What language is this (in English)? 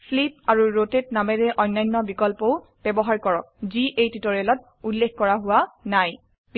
Assamese